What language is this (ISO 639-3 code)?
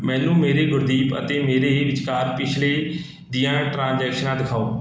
pan